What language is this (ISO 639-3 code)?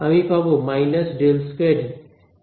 ben